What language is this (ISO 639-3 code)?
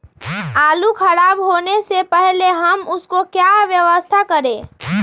mag